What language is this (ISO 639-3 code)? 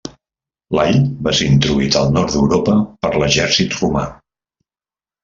cat